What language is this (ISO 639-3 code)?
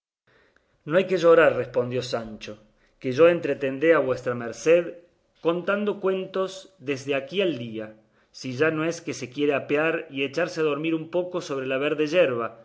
spa